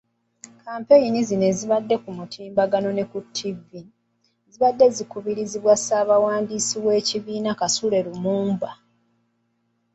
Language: Ganda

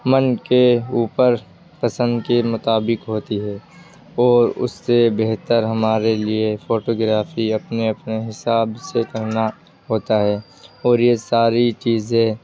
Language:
Urdu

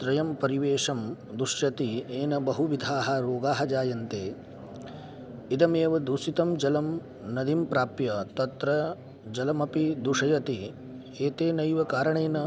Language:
Sanskrit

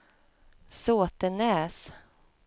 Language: Swedish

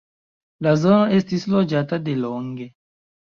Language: Esperanto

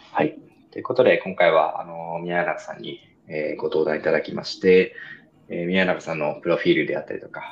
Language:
Japanese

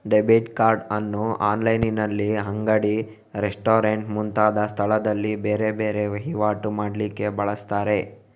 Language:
Kannada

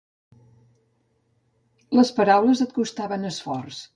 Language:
Catalan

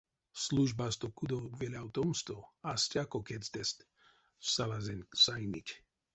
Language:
Erzya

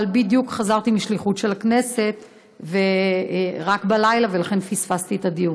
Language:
Hebrew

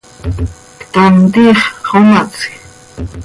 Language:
Seri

